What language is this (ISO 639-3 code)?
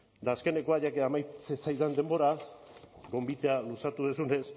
eus